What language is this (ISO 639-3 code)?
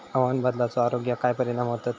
mar